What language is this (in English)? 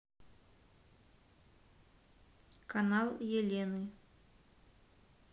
Russian